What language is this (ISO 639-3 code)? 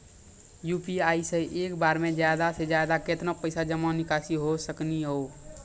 mai